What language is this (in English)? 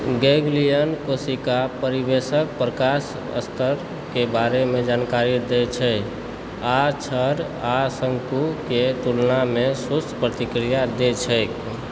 Maithili